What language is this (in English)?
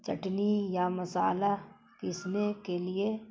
Urdu